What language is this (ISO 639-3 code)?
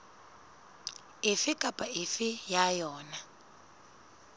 sot